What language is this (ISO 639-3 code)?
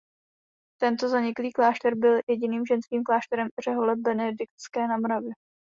ces